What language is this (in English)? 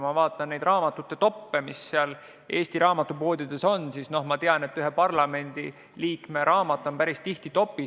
Estonian